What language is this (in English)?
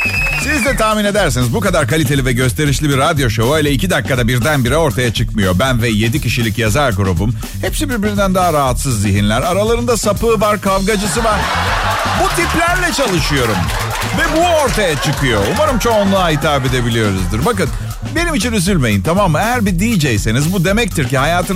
Turkish